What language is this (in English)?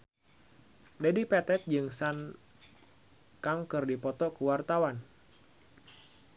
Sundanese